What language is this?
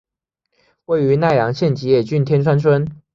Chinese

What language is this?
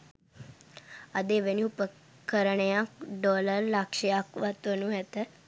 Sinhala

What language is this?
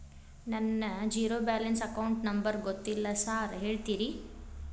Kannada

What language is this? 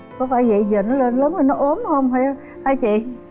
Vietnamese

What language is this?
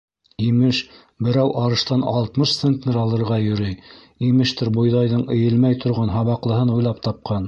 Bashkir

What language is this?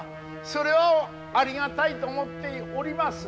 Japanese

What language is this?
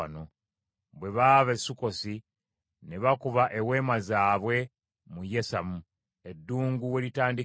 Ganda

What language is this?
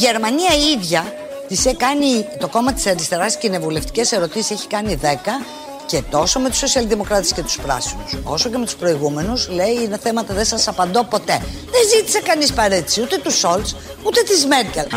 Greek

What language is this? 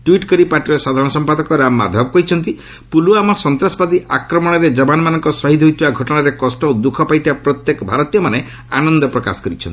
Odia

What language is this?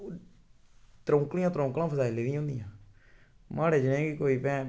Dogri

